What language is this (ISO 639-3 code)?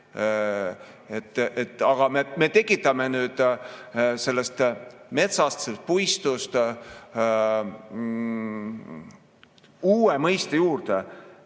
est